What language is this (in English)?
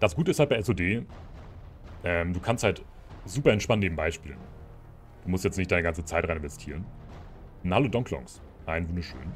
German